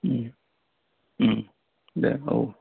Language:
Bodo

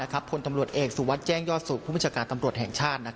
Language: Thai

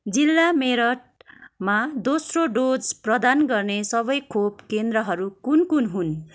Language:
Nepali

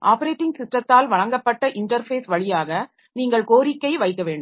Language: Tamil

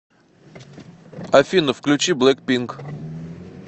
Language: Russian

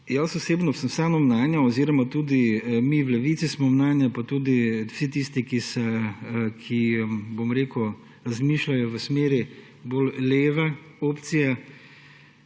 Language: Slovenian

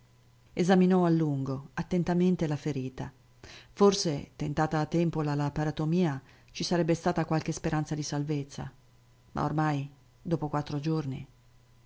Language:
Italian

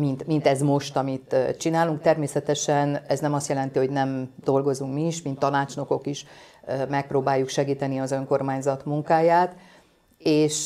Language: Hungarian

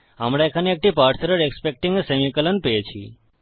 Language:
Bangla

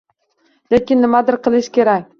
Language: Uzbek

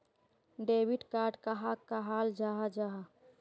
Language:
Magahi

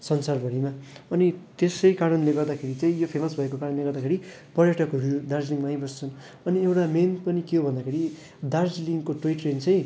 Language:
Nepali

